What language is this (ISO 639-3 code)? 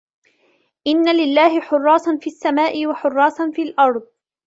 ara